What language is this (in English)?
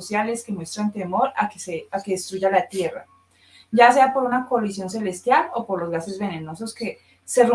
Spanish